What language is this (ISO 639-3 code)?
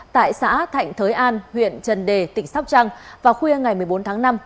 vie